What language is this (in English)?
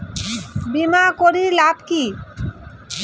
Bangla